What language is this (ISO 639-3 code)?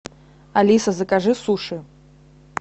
rus